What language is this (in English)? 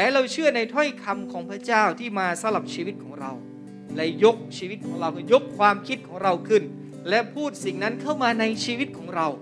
Thai